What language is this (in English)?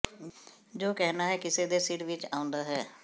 Punjabi